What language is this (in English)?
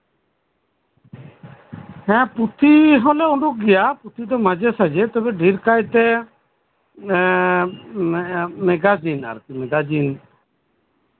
Santali